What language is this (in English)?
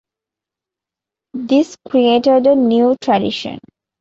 English